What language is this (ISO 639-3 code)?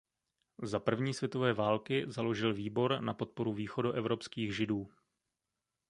ces